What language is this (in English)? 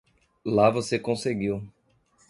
Portuguese